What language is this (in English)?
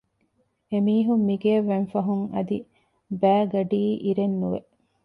Divehi